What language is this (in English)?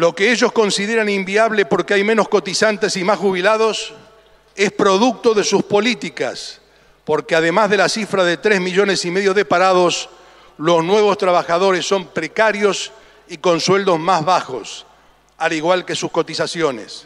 Spanish